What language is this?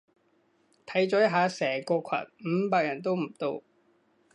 Cantonese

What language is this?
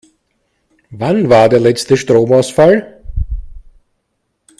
German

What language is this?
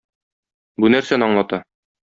Tatar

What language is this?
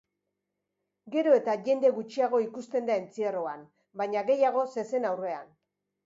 Basque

